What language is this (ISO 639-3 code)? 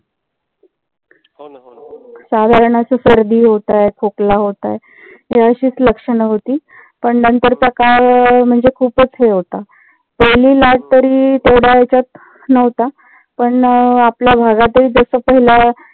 mar